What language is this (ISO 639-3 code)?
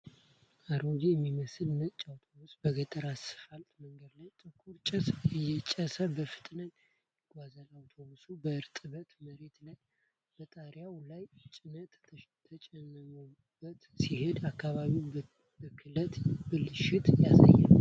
amh